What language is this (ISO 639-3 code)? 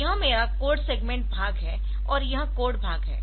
hin